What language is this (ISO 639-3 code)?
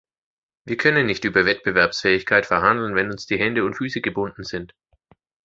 deu